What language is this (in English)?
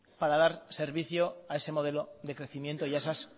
Spanish